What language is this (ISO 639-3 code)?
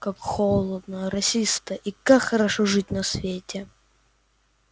rus